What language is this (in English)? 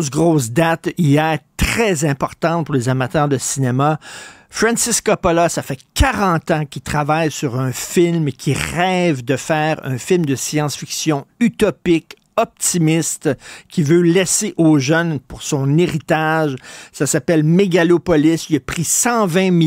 French